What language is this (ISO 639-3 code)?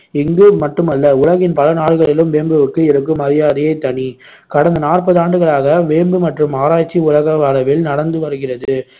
tam